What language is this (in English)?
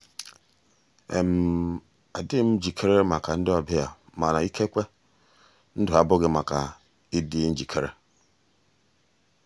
Igbo